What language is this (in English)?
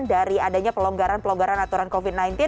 Indonesian